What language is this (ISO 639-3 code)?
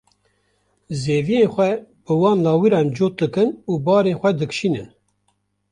kur